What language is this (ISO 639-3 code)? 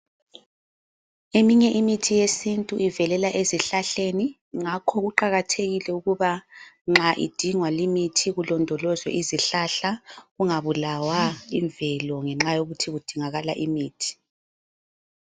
nde